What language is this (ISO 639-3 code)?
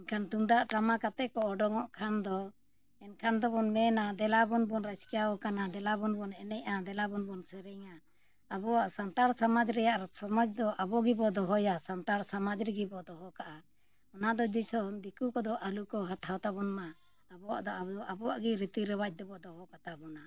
sat